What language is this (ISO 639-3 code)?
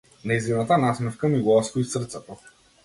mkd